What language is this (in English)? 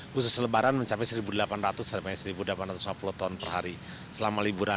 Indonesian